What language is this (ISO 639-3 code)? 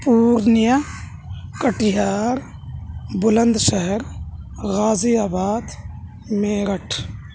urd